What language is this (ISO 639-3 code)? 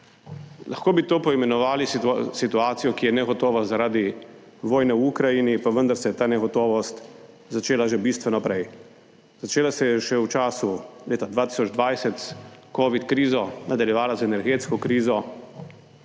slv